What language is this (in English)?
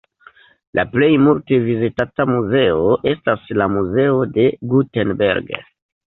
Esperanto